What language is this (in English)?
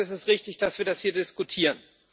German